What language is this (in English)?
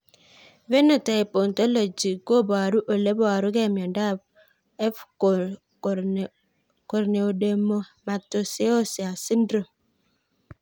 Kalenjin